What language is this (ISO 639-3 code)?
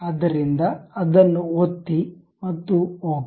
kan